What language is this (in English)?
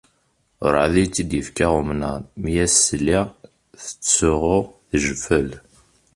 Kabyle